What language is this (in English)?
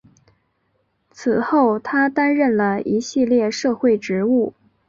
Chinese